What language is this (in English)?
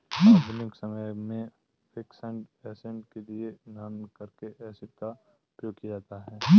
Hindi